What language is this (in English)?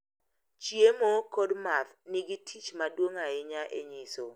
Luo (Kenya and Tanzania)